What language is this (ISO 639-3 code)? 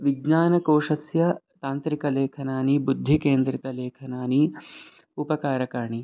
san